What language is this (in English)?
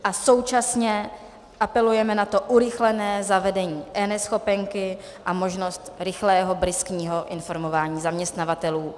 Czech